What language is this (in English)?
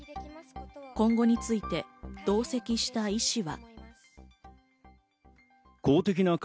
Japanese